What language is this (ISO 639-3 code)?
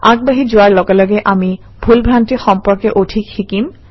asm